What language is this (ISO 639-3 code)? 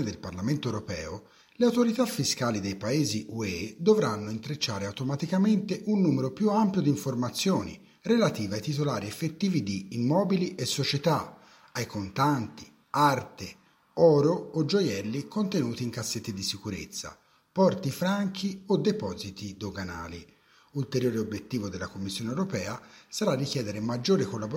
ita